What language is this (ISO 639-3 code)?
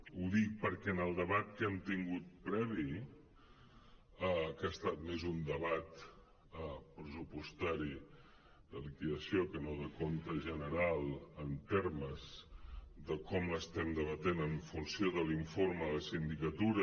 cat